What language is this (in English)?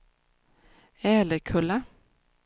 Swedish